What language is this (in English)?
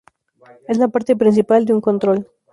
Spanish